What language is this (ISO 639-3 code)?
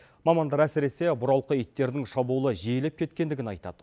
kaz